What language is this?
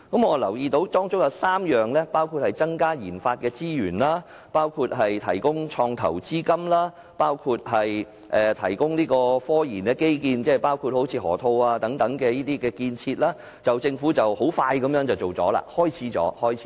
Cantonese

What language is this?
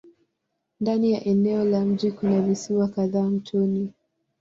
Swahili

